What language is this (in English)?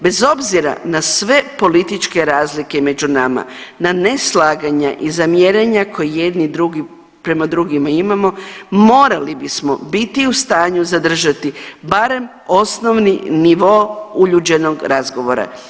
Croatian